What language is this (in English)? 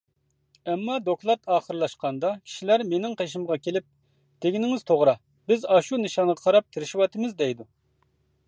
Uyghur